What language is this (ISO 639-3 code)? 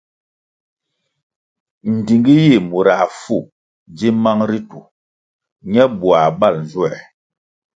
nmg